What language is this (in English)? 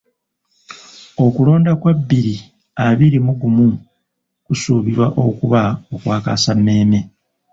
Ganda